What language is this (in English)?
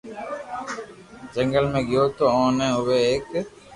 Loarki